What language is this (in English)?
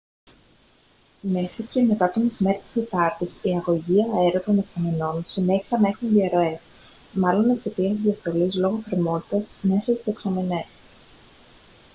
Greek